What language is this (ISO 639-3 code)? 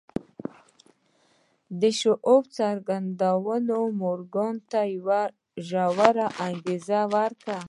pus